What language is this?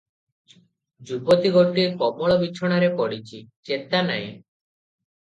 Odia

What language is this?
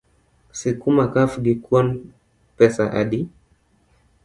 Luo (Kenya and Tanzania)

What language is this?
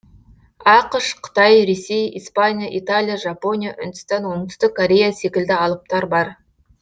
Kazakh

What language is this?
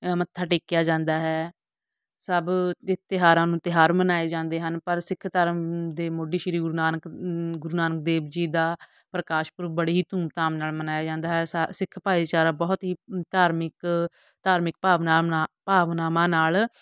Punjabi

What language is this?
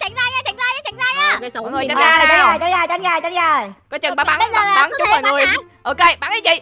Vietnamese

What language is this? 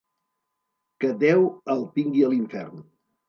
Catalan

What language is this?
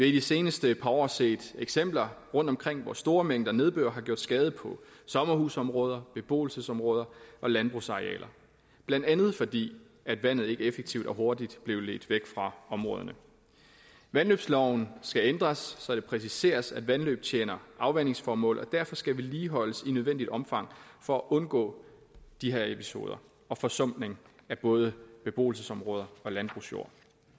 Danish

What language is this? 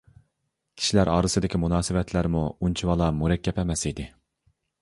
Uyghur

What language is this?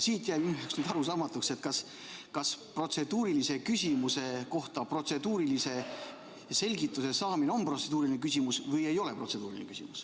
Estonian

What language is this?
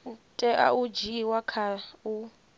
Venda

